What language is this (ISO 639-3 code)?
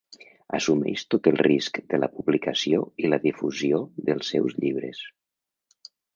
cat